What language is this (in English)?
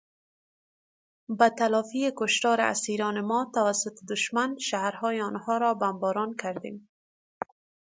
Persian